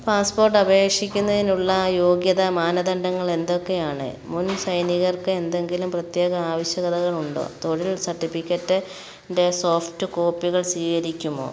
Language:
Malayalam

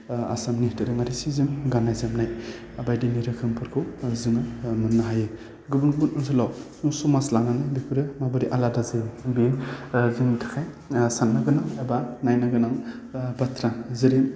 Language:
Bodo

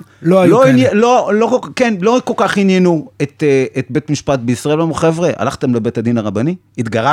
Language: Hebrew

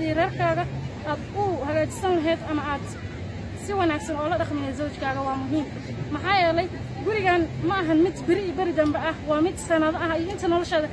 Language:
Arabic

